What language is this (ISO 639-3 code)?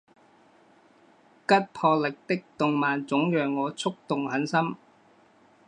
zho